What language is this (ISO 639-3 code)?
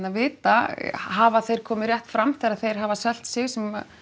isl